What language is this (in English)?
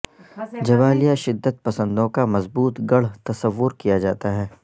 Urdu